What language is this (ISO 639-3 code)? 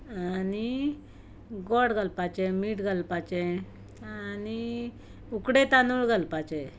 kok